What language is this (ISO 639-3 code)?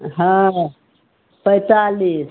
mai